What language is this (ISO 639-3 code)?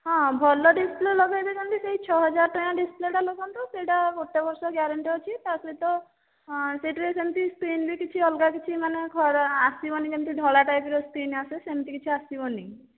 ori